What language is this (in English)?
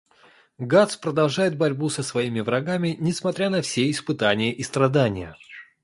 Russian